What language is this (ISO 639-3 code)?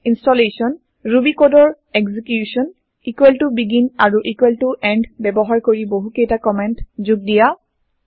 asm